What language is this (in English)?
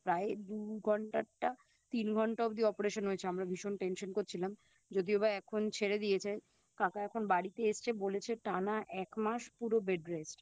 Bangla